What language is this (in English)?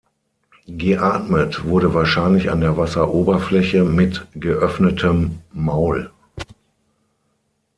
German